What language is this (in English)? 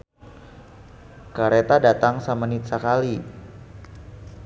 Sundanese